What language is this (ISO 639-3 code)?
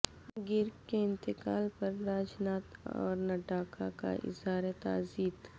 urd